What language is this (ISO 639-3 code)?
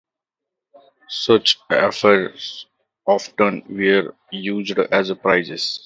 eng